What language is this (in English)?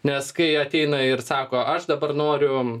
Lithuanian